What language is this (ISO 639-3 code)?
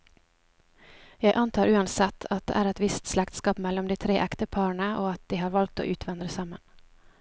nor